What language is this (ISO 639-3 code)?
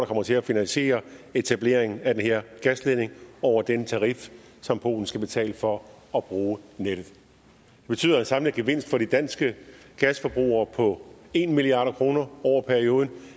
dan